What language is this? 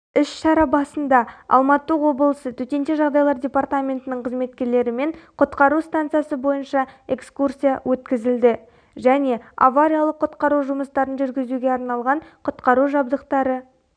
Kazakh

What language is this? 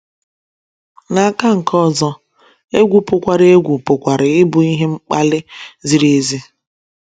Igbo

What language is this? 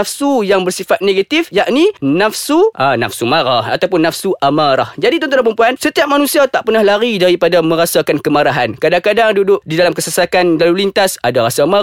Malay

